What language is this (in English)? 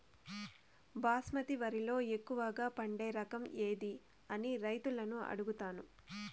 Telugu